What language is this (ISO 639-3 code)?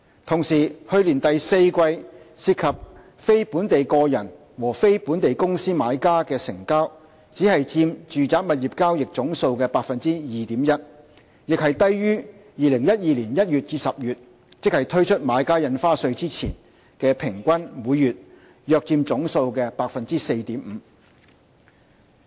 yue